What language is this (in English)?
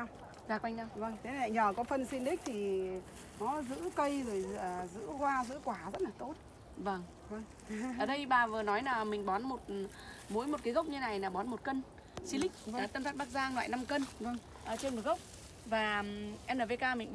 Vietnamese